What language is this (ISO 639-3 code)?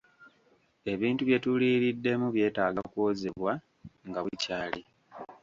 lug